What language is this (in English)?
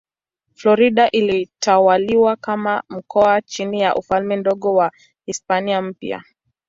Swahili